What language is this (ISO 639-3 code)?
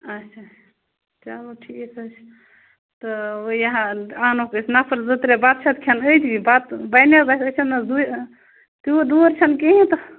kas